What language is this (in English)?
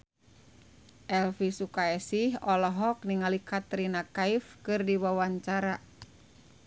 Sundanese